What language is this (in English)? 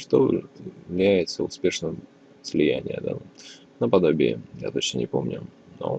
Russian